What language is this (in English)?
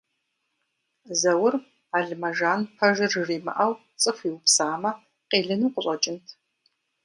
Kabardian